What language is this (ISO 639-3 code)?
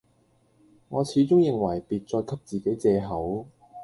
yue